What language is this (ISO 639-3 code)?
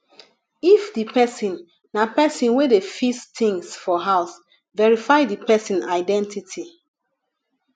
pcm